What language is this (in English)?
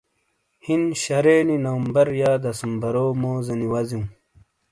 Shina